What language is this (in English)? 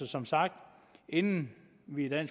Danish